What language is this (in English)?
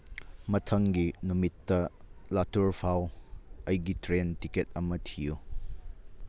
Manipuri